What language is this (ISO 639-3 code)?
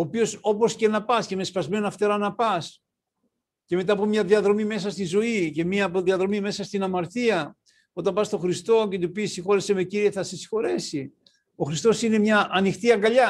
ell